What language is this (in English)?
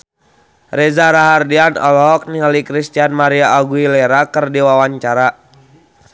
Sundanese